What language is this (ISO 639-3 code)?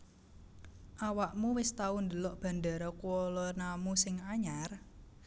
jav